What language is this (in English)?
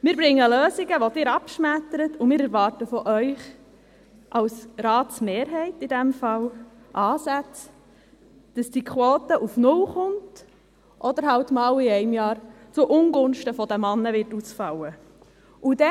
Swiss German